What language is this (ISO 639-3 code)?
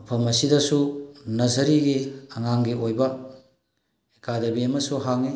mni